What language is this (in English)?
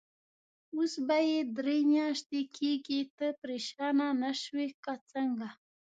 Pashto